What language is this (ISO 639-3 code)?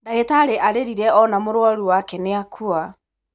kik